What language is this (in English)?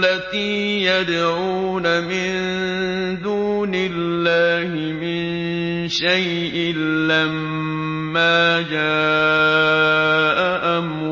Arabic